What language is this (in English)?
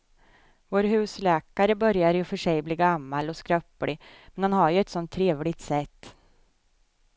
Swedish